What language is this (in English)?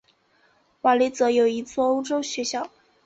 Chinese